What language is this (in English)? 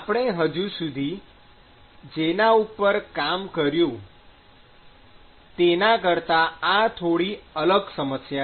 Gujarati